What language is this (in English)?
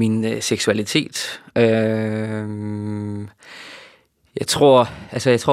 Danish